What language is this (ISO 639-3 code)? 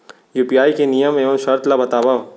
hne